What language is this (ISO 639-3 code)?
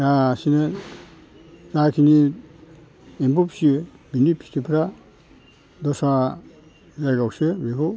brx